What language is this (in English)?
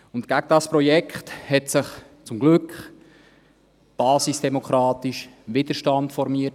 Swiss German